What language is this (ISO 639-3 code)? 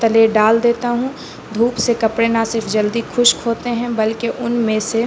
urd